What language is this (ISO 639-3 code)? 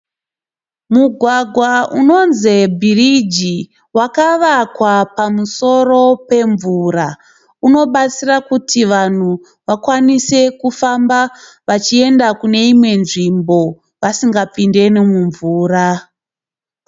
sna